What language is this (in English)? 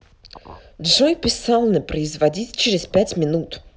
Russian